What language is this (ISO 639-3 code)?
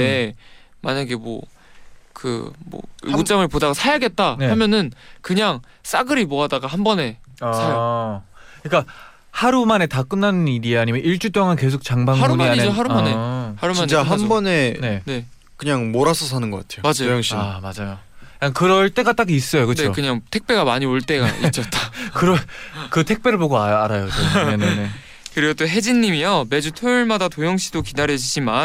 kor